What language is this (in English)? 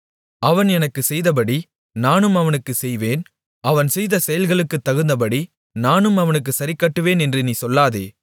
Tamil